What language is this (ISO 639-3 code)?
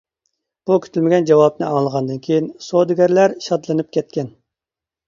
uig